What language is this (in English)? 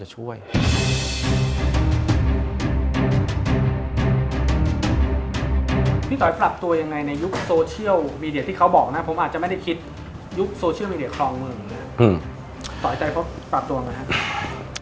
Thai